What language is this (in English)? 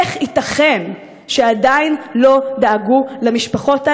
Hebrew